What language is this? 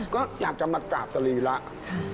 Thai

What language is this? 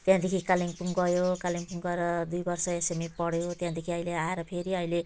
Nepali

